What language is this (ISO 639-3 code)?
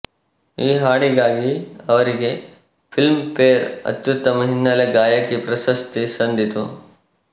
kan